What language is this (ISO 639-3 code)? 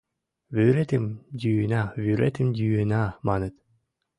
chm